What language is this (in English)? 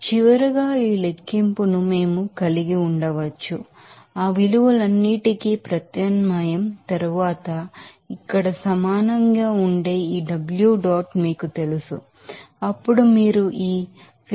Telugu